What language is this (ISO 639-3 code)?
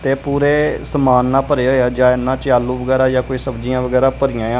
pan